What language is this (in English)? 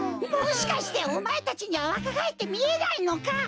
Japanese